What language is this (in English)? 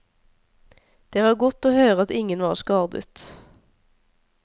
Norwegian